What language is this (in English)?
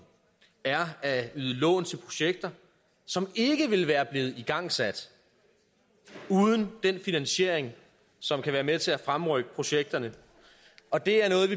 Danish